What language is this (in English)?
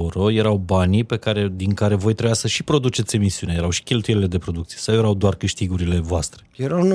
Romanian